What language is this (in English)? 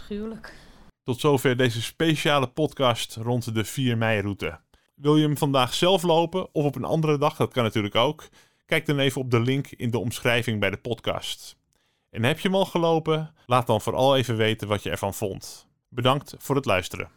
Dutch